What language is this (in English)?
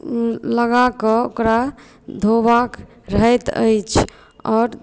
Maithili